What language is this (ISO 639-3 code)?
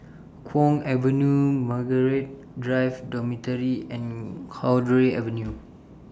eng